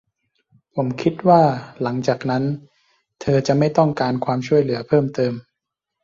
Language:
Thai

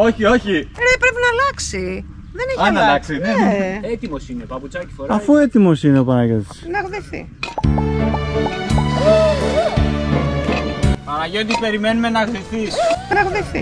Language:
Greek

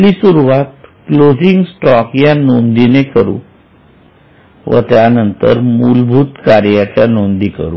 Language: Marathi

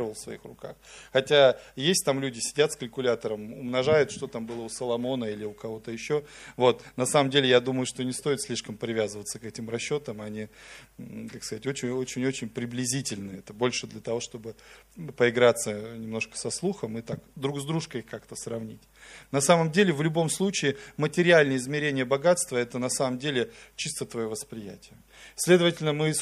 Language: Russian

